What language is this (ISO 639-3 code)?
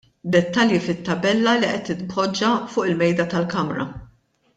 mlt